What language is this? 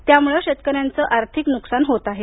Marathi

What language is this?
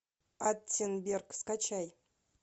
Russian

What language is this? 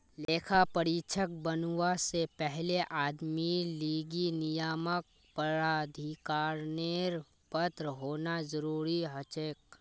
Magahi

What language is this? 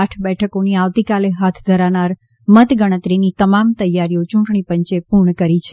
Gujarati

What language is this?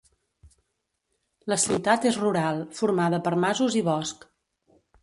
Catalan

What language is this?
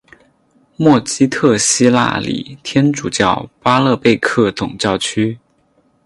Chinese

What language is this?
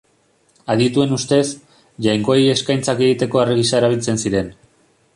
Basque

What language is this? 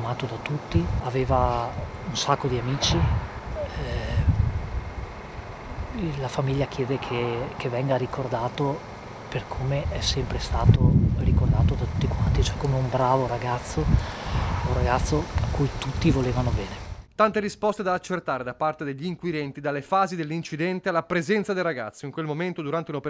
Italian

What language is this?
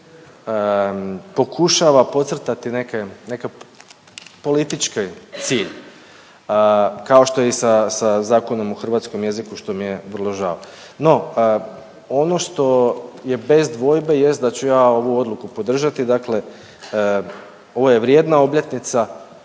Croatian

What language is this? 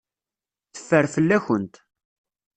Kabyle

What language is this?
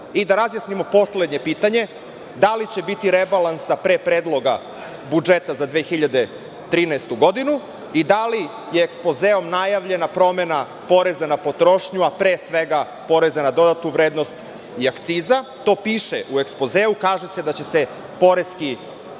Serbian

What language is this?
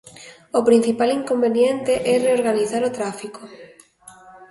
Galician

